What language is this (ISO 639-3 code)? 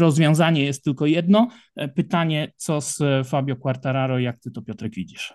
pol